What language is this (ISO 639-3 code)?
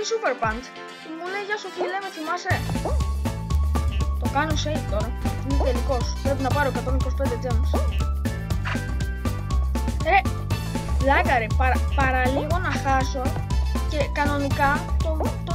ell